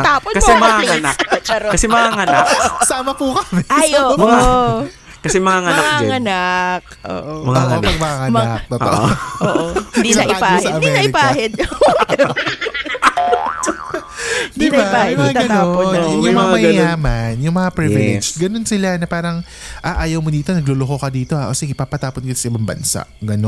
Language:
Filipino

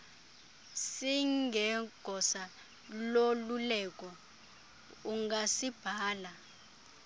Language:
Xhosa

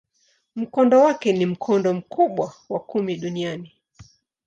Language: Swahili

